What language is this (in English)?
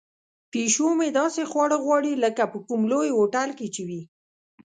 Pashto